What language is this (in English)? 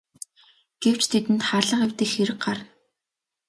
Mongolian